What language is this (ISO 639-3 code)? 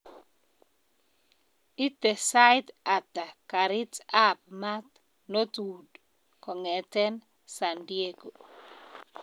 kln